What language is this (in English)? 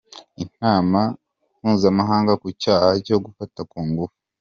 Kinyarwanda